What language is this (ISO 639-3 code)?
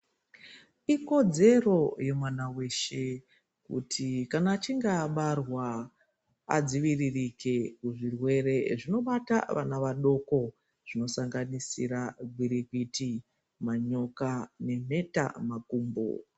ndc